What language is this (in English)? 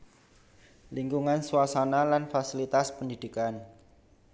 Javanese